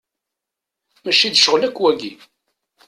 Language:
Kabyle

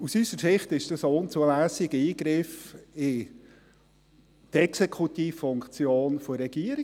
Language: Swiss German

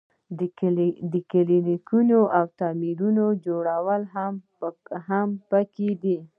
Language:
Pashto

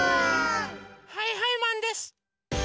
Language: Japanese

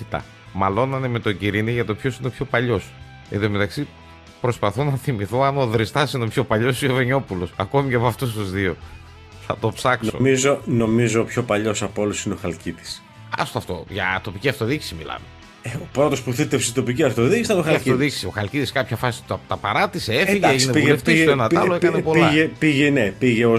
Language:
Greek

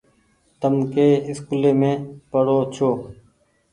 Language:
Goaria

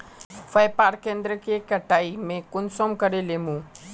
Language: Magahi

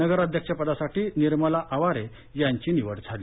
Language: Marathi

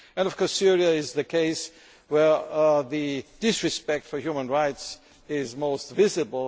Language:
English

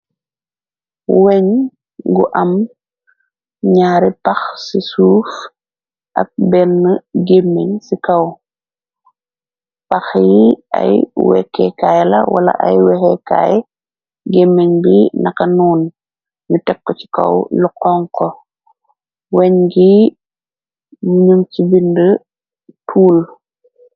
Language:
Wolof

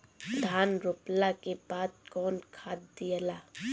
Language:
Bhojpuri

